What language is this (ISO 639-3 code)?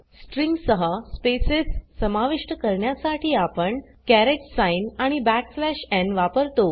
mar